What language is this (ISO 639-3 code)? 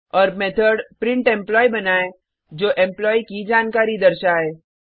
hin